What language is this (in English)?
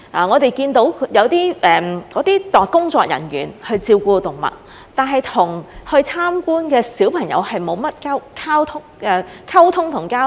Cantonese